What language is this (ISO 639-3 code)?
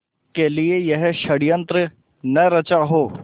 hin